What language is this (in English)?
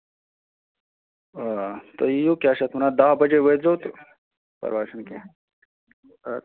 Kashmiri